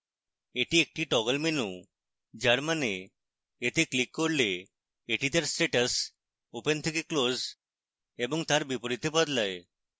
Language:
Bangla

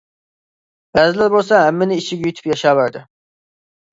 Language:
Uyghur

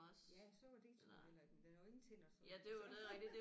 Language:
Danish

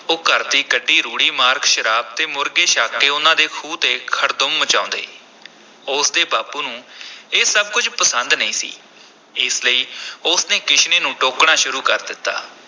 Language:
Punjabi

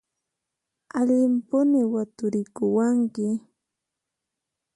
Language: Puno Quechua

